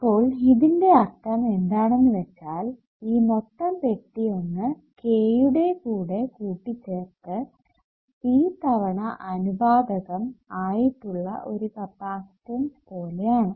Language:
Malayalam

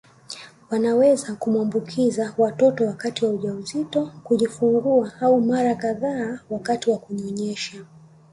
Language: Swahili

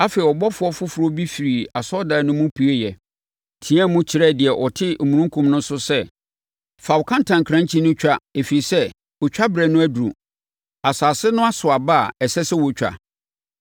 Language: Akan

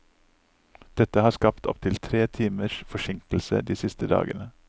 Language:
Norwegian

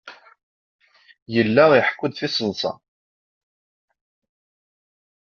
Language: Kabyle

